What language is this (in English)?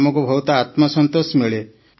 Odia